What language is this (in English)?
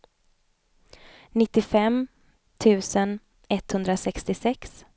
Swedish